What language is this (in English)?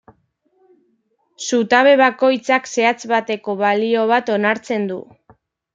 Basque